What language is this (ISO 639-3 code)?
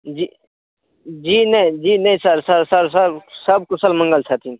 mai